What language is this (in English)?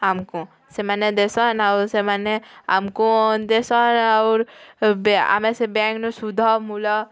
Odia